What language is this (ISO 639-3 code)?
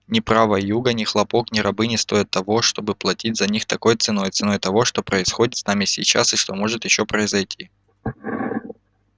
rus